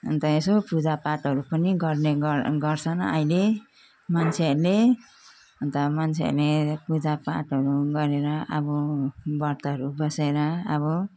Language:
Nepali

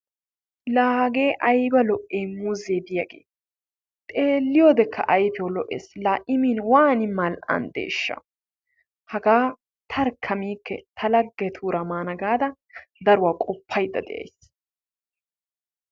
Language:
Wolaytta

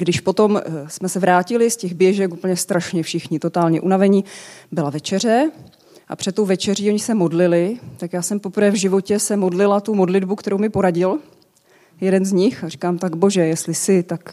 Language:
Czech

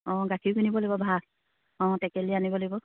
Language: Assamese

